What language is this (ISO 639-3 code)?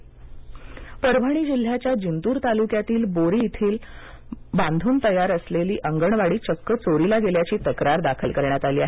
mar